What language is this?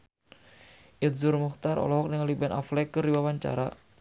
Sundanese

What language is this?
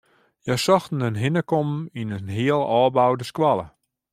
Western Frisian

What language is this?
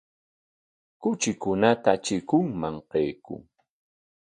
Corongo Ancash Quechua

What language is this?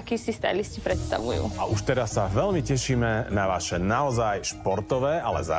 Slovak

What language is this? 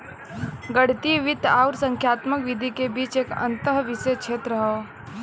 Bhojpuri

